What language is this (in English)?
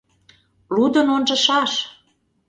Mari